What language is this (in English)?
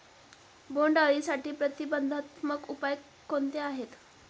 Marathi